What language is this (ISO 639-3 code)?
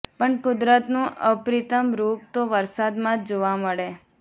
guj